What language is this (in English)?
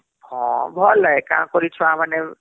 Odia